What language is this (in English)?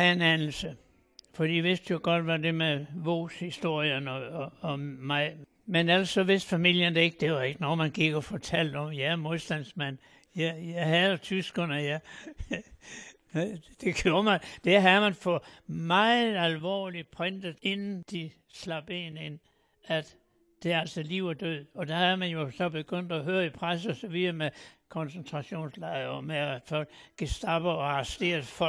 Danish